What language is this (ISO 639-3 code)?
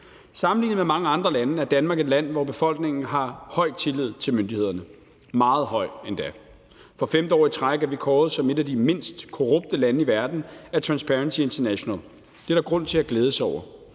dan